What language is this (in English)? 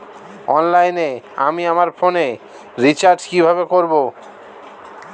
Bangla